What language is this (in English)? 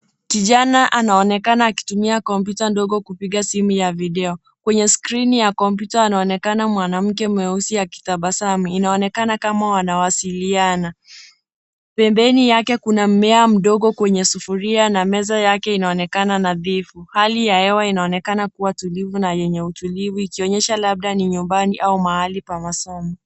Swahili